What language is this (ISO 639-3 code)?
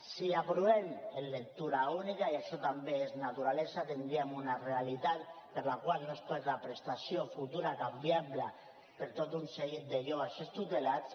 cat